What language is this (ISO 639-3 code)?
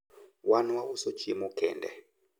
luo